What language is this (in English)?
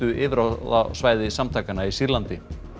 Icelandic